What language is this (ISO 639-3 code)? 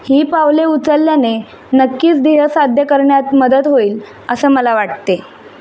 mar